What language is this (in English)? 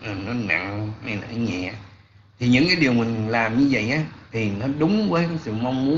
Vietnamese